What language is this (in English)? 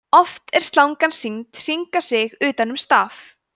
Icelandic